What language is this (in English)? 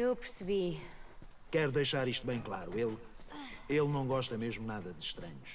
Portuguese